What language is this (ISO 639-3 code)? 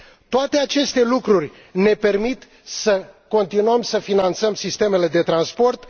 ron